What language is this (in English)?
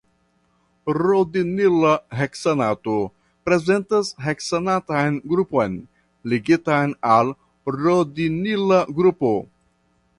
Esperanto